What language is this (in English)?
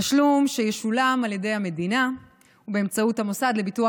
Hebrew